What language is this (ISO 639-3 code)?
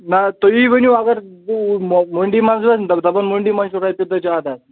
kas